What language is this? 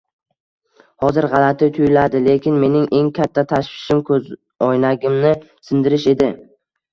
Uzbek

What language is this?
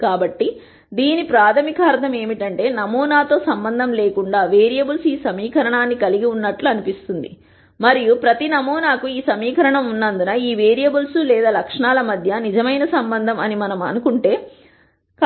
Telugu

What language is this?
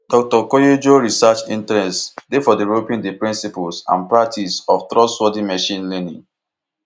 Nigerian Pidgin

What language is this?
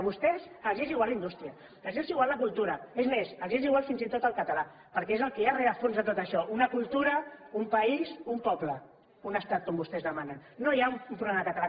Catalan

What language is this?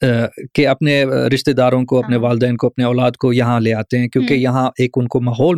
Urdu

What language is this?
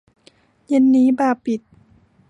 Thai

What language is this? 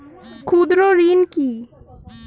Bangla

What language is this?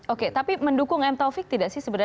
Indonesian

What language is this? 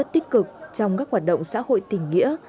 Vietnamese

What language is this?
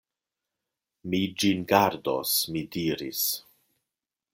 Esperanto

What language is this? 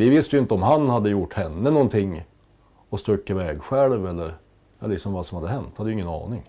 Swedish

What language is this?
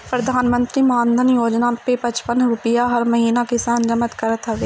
Bhojpuri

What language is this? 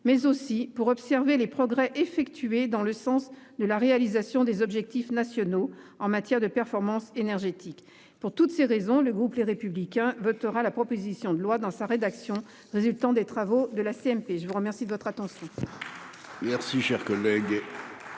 French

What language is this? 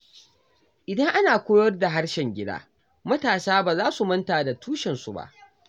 Hausa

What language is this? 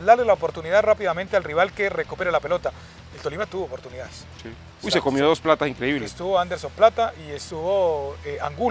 Spanish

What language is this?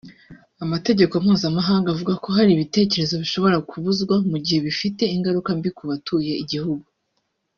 Kinyarwanda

